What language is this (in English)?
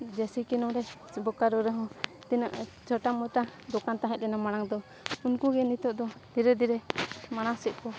Santali